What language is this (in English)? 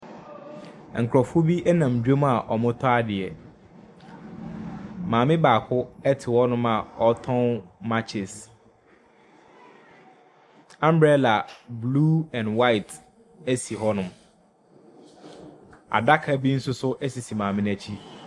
Akan